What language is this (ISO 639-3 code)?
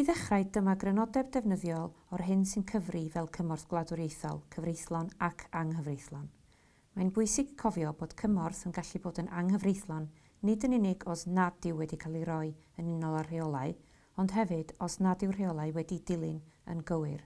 cym